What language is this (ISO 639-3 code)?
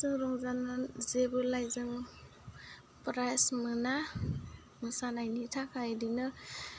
brx